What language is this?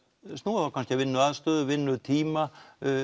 Icelandic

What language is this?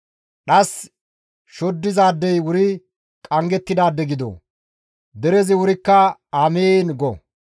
Gamo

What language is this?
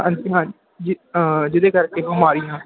Punjabi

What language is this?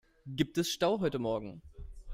German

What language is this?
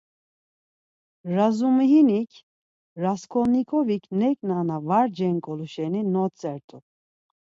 Laz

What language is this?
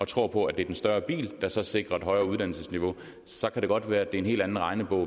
Danish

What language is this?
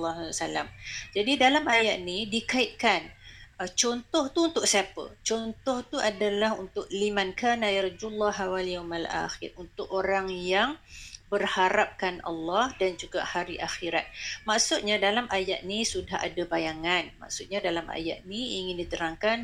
Malay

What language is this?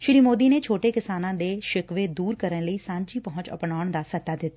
Punjabi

